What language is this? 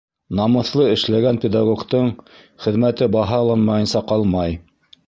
Bashkir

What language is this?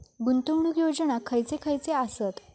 Marathi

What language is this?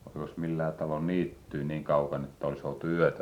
Finnish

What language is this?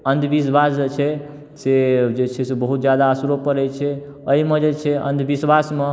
Maithili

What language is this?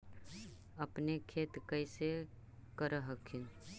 Magahi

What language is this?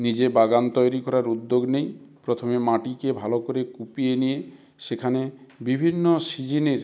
Bangla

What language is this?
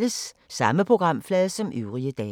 Danish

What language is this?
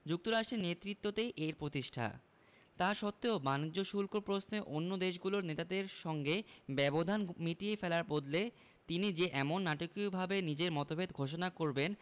Bangla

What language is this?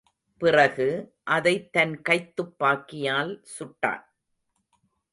Tamil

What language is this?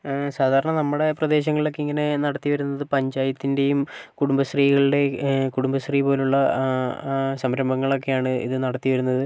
Malayalam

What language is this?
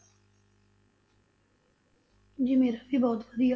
Punjabi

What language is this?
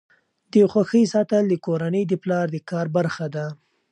Pashto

